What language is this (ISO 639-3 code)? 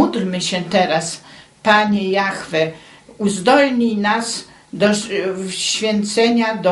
pol